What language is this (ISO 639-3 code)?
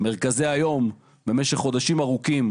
heb